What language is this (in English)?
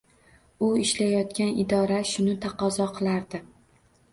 Uzbek